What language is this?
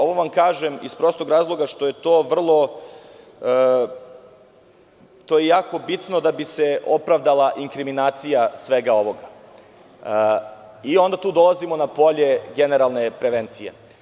Serbian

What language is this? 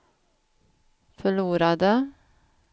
Swedish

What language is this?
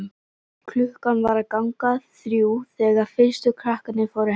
Icelandic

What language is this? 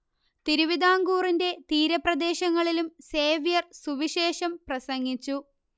Malayalam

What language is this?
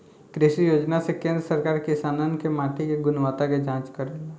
Bhojpuri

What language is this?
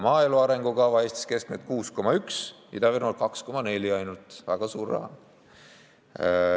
Estonian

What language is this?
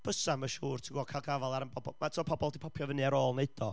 Welsh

